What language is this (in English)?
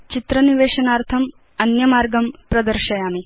Sanskrit